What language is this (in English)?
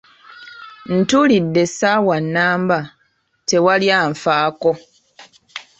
Ganda